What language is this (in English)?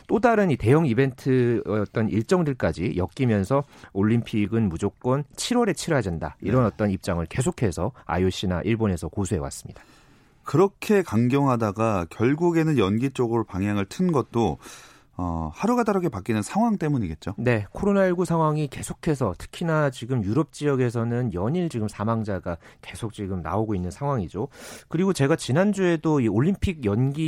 Korean